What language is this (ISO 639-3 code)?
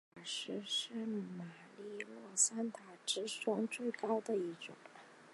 zho